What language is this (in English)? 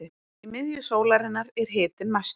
Icelandic